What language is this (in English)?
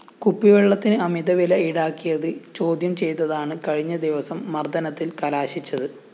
Malayalam